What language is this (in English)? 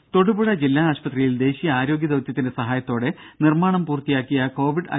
Malayalam